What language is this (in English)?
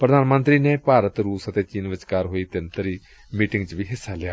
Punjabi